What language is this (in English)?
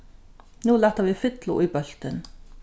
Faroese